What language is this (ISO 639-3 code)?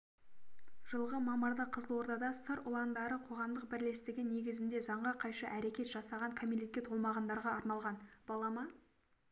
kaz